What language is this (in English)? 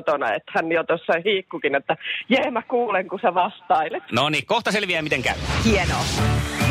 Finnish